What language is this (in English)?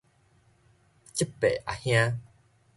Min Nan Chinese